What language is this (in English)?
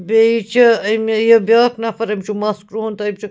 Kashmiri